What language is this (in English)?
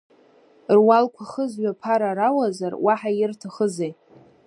Abkhazian